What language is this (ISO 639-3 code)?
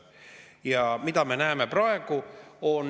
est